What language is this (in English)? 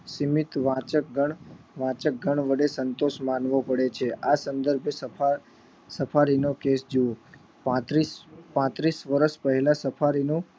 Gujarati